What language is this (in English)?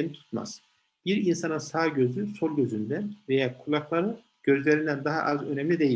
Turkish